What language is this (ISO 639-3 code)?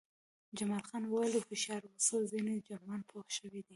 pus